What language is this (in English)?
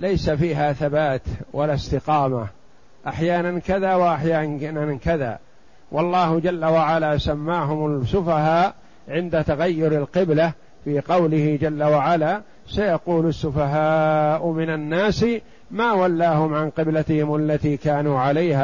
Arabic